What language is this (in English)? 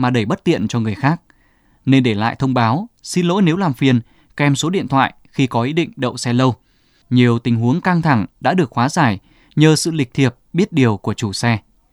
Vietnamese